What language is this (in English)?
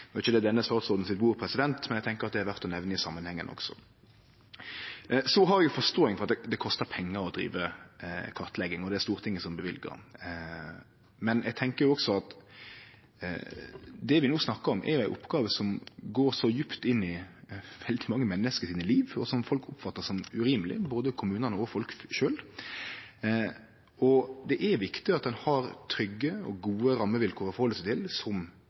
Norwegian Nynorsk